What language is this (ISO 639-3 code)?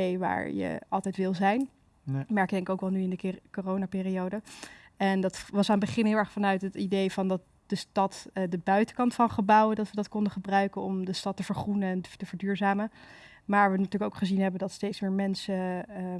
nld